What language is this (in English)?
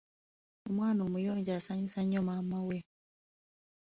Ganda